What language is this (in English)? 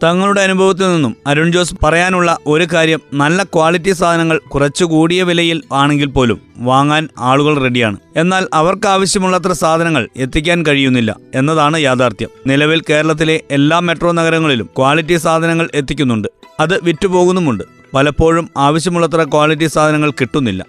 Malayalam